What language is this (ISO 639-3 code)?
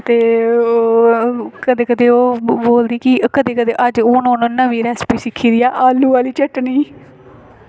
doi